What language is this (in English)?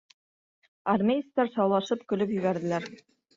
Bashkir